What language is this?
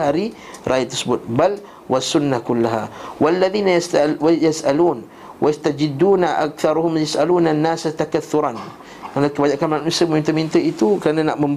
Malay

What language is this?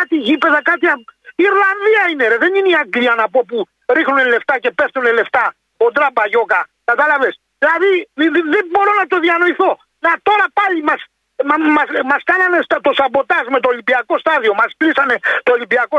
Greek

